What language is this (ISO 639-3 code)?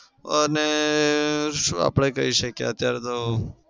guj